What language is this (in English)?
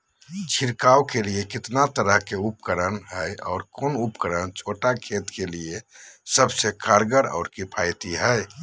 Magahi